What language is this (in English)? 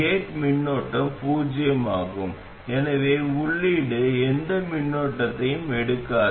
Tamil